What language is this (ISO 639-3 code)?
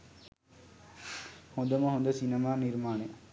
sin